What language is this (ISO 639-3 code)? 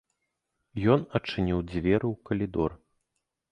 bel